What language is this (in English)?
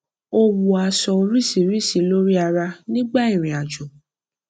Yoruba